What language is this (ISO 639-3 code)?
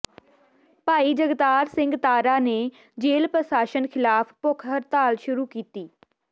pan